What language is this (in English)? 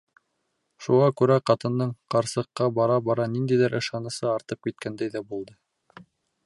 Bashkir